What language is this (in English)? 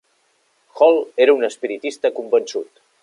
Catalan